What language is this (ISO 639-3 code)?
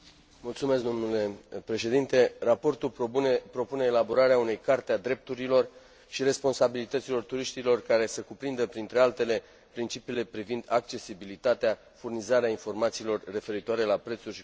ron